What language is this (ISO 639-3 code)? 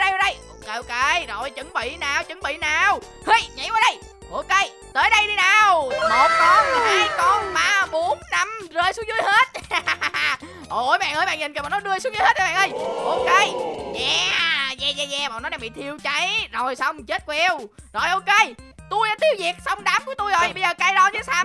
vie